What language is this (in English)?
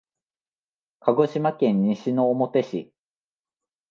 Japanese